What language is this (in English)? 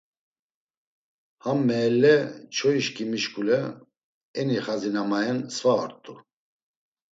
Laz